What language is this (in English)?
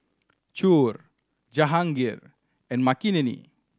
English